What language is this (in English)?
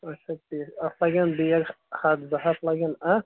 Kashmiri